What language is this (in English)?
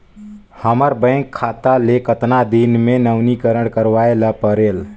Chhattisgarhi